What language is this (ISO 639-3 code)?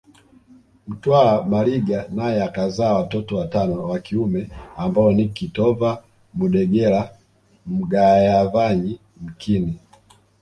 swa